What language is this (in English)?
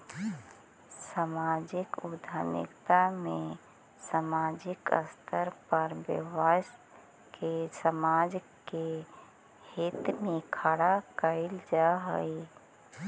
Magahi